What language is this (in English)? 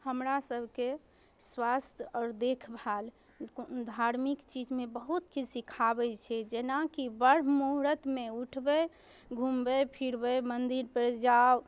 Maithili